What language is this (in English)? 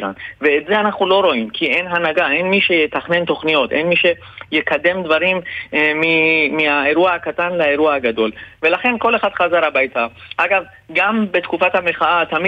Hebrew